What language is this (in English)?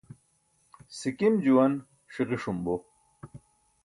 Burushaski